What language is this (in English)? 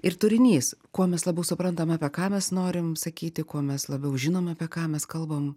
Lithuanian